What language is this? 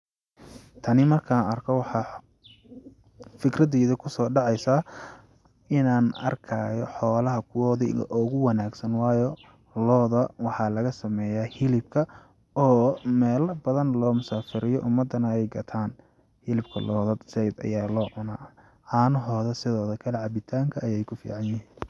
Somali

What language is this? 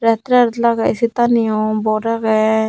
Chakma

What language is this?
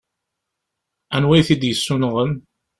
Kabyle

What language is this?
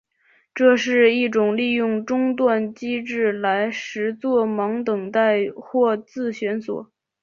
Chinese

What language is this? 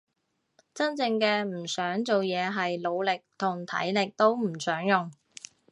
Cantonese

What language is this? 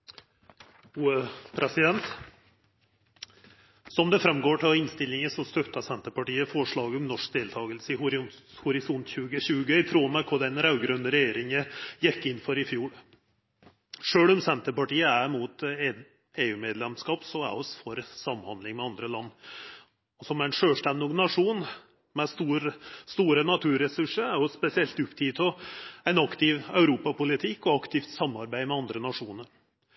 Norwegian Nynorsk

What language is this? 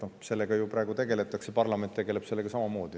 Estonian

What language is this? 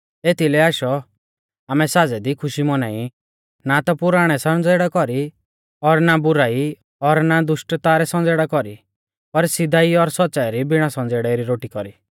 Mahasu Pahari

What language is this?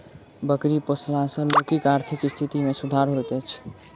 Maithili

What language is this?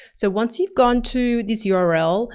English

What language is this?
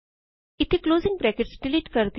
Punjabi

